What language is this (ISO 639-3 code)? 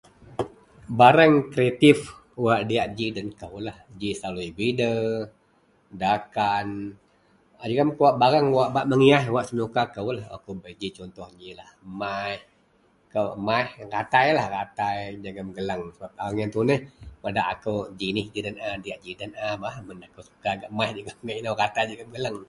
mel